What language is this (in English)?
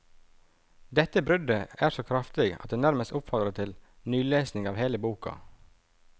Norwegian